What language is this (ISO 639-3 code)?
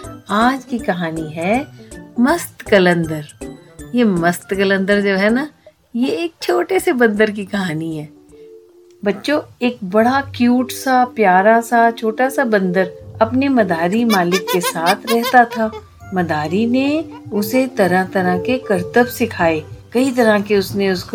hin